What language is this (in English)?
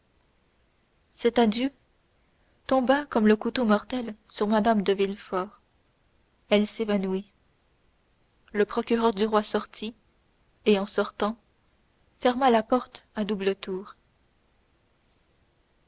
French